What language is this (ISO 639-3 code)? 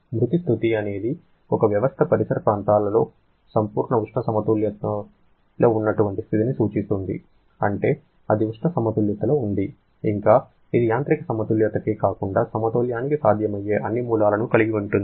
tel